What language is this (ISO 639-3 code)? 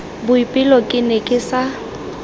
tsn